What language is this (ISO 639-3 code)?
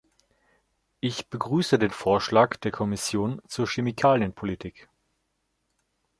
deu